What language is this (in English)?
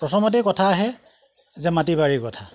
Assamese